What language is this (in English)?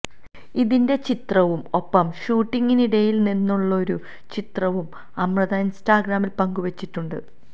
Malayalam